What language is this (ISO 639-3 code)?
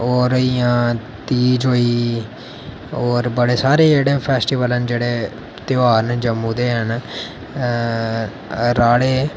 doi